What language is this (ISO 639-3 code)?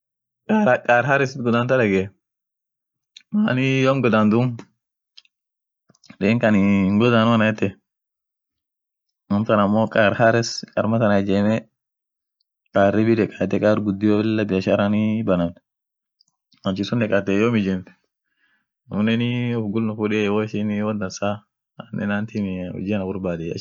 orc